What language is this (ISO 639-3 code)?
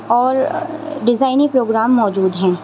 urd